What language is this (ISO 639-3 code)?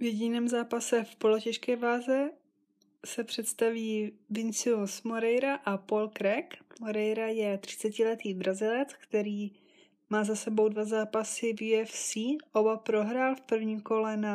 ces